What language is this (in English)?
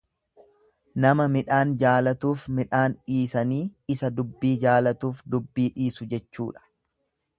Oromo